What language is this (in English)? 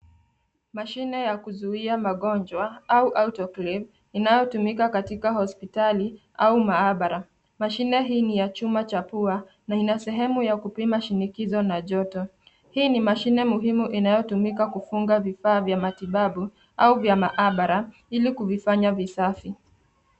Swahili